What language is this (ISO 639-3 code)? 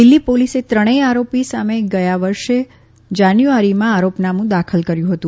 guj